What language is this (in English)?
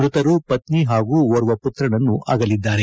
Kannada